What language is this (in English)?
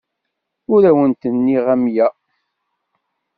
Kabyle